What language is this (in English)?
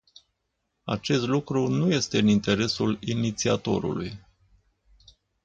Romanian